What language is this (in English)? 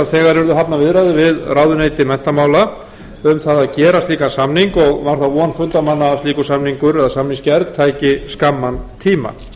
Icelandic